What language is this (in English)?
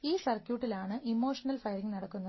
Malayalam